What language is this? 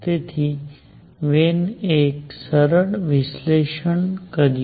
Gujarati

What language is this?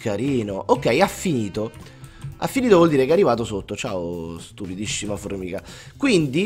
Italian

